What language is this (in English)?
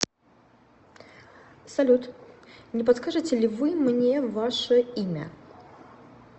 Russian